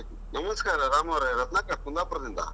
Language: Kannada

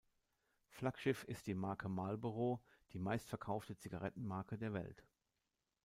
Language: German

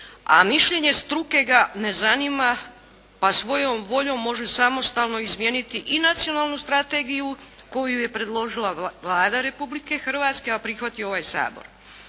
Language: Croatian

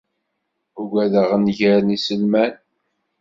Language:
Kabyle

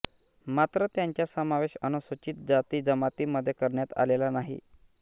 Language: Marathi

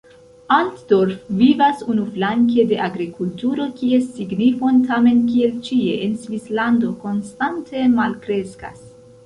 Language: Esperanto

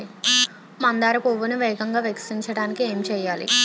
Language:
Telugu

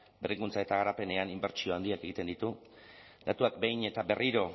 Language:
Basque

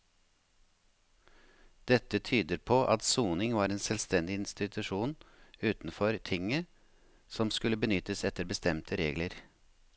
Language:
Norwegian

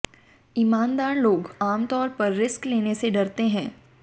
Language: Hindi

